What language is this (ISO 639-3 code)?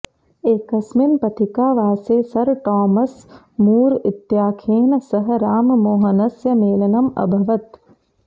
san